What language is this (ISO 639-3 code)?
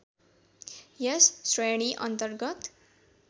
nep